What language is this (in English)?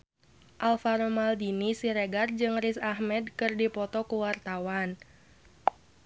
Sundanese